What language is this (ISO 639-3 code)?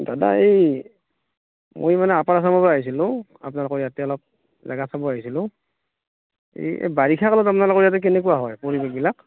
asm